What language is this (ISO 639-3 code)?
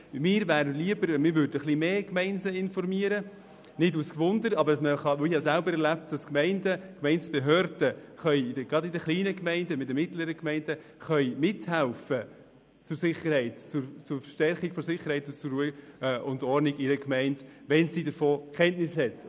gsw